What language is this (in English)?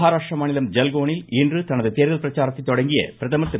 Tamil